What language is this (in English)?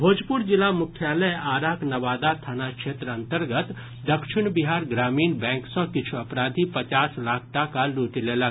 Maithili